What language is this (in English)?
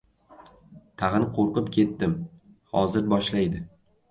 Uzbek